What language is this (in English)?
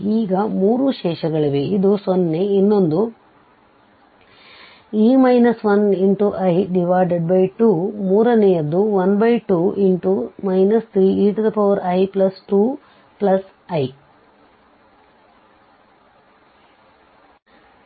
Kannada